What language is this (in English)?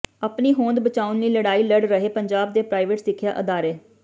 Punjabi